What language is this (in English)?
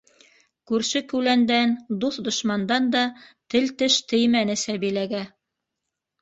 Bashkir